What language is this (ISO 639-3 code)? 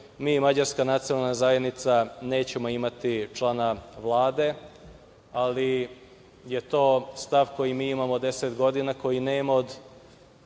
srp